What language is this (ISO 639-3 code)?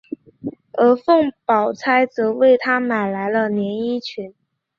zho